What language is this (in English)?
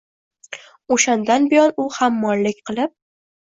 Uzbek